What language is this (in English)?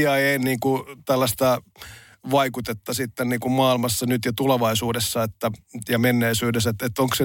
Finnish